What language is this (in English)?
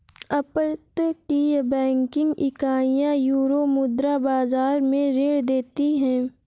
Hindi